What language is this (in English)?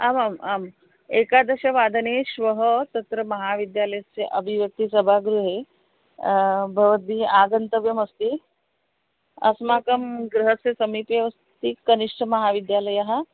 Sanskrit